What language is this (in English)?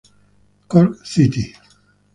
Spanish